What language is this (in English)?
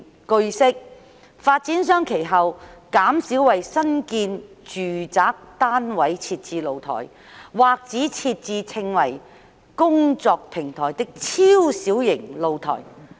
Cantonese